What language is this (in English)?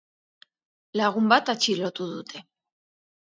Basque